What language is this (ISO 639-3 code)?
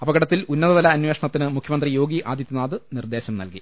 mal